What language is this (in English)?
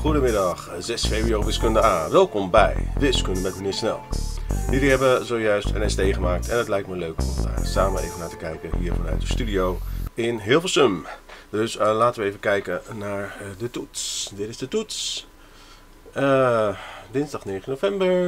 Dutch